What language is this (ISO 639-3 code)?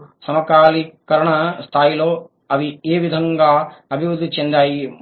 tel